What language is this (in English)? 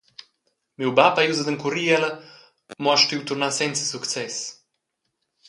Romansh